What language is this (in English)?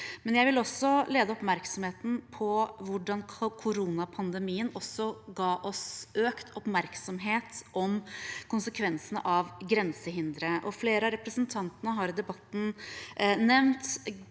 Norwegian